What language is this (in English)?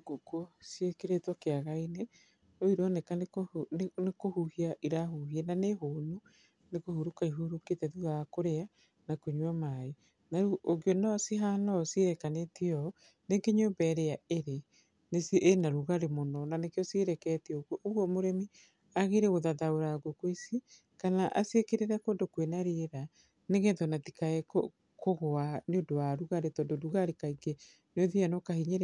Kikuyu